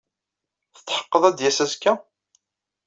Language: Kabyle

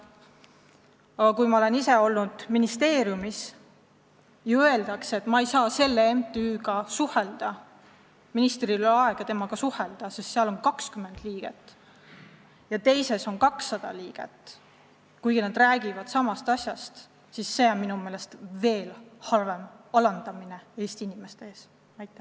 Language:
Estonian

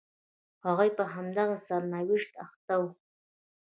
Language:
Pashto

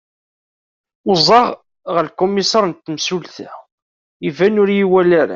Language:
Kabyle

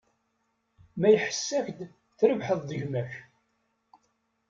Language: Kabyle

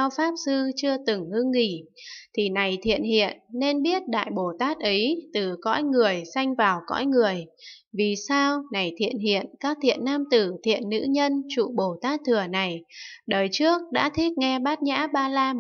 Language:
Vietnamese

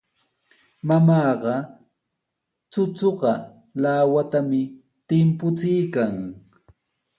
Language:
Sihuas Ancash Quechua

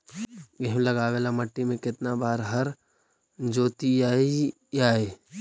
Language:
Magahi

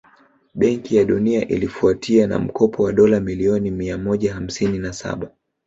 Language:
Swahili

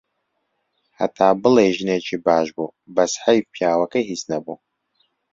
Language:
Central Kurdish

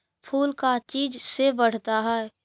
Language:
Magahi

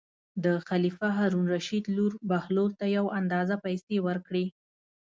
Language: Pashto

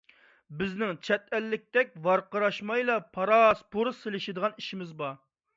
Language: Uyghur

